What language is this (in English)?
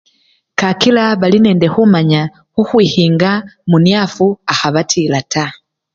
Luyia